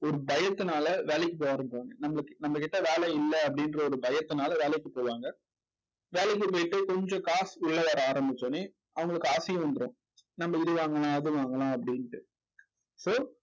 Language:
Tamil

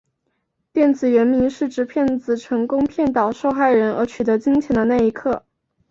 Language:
Chinese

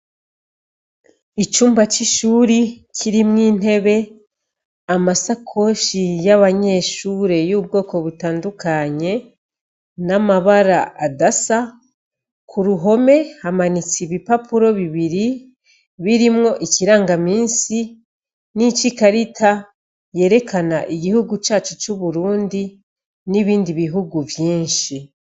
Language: Rundi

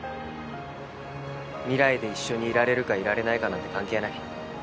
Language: Japanese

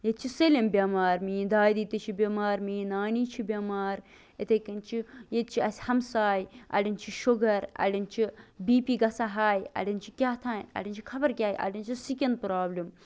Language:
Kashmiri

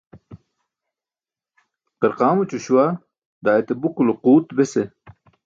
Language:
Burushaski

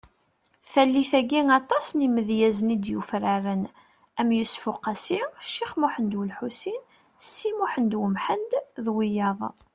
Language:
Kabyle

